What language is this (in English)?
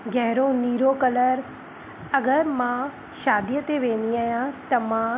Sindhi